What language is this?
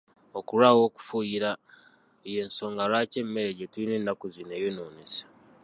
Ganda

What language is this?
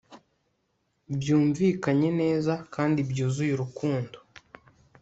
Kinyarwanda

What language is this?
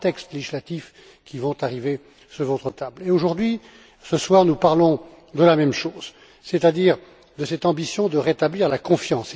French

